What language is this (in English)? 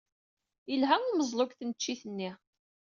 Kabyle